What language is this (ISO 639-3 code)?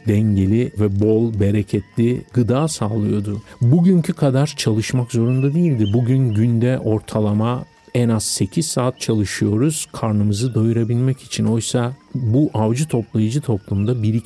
tur